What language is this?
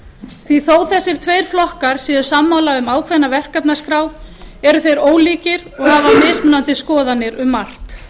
Icelandic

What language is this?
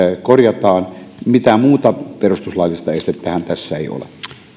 Finnish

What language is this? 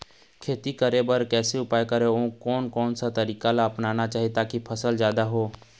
Chhattisgarhi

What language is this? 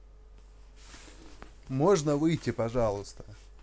Russian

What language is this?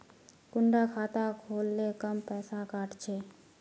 Magahi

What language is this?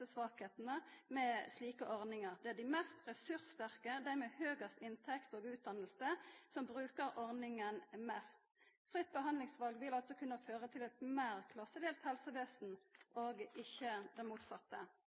Norwegian Nynorsk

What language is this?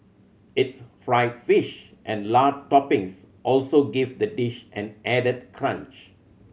English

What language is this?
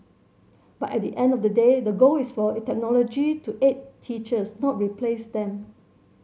English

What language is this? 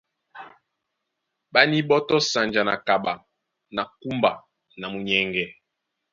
Duala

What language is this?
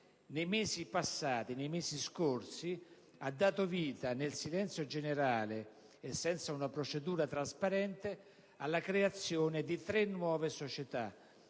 Italian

